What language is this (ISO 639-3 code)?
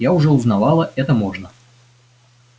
rus